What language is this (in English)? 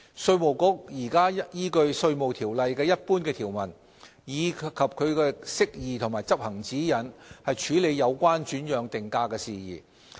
Cantonese